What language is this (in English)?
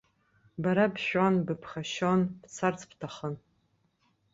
Abkhazian